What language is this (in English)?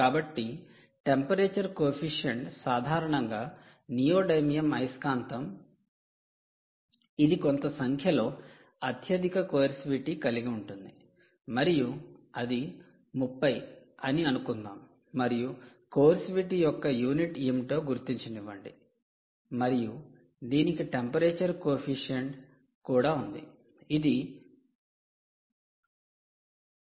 Telugu